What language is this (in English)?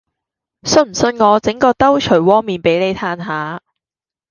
Cantonese